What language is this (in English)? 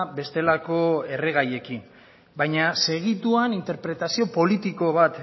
Basque